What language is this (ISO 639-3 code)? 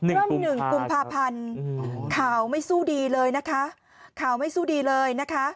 tha